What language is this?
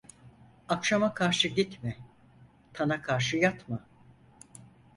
Turkish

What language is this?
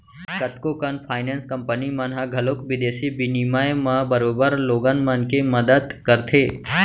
Chhattisgarhi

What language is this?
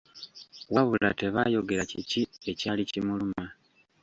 Ganda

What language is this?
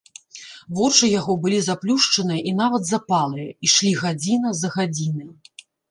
Belarusian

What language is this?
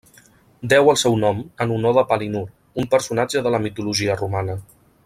Catalan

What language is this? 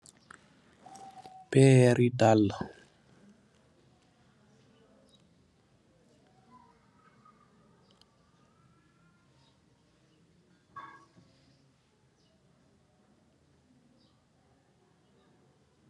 Wolof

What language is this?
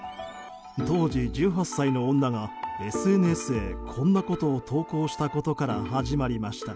Japanese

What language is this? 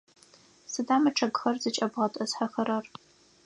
Adyghe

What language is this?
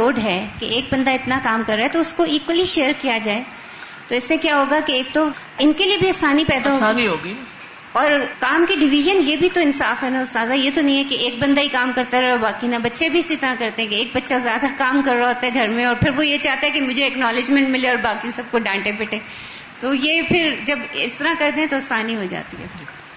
Urdu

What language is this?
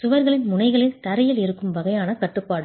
Tamil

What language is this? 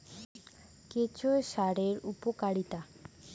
Bangla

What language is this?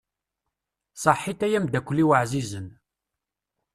Kabyle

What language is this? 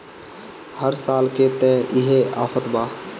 Bhojpuri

